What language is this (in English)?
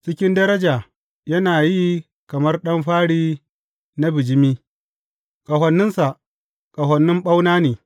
Hausa